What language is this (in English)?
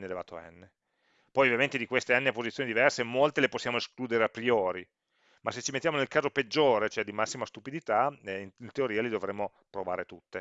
Italian